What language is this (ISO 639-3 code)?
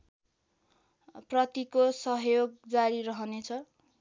nep